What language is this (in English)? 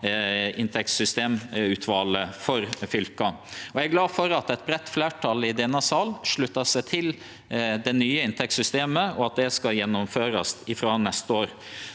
Norwegian